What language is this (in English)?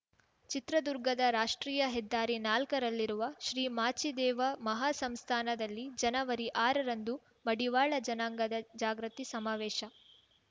Kannada